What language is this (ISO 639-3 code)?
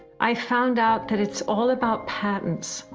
eng